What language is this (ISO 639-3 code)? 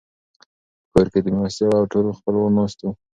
pus